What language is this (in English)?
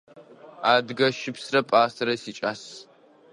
Adyghe